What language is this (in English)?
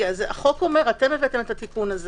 Hebrew